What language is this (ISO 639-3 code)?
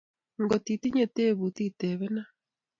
kln